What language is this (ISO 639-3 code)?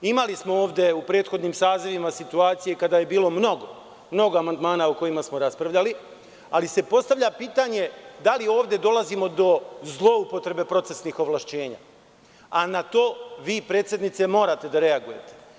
srp